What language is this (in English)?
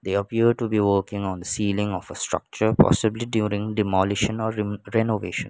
English